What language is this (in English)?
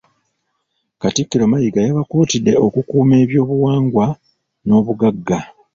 Ganda